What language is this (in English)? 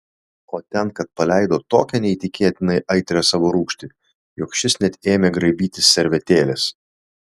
Lithuanian